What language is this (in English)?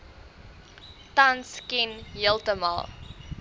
Afrikaans